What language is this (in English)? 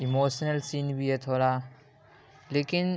Urdu